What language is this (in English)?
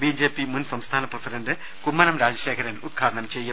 Malayalam